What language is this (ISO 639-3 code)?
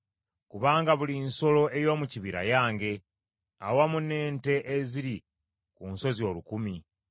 lug